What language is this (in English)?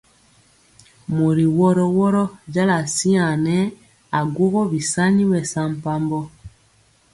Mpiemo